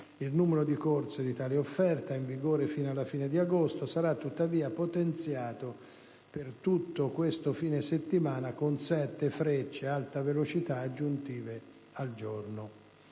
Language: Italian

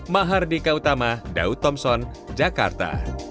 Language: Indonesian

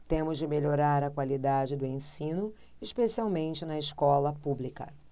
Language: Portuguese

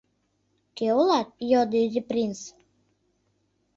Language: Mari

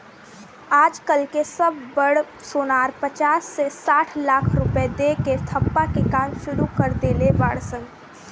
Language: Bhojpuri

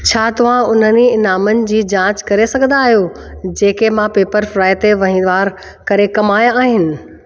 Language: Sindhi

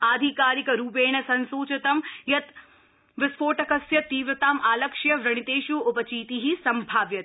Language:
Sanskrit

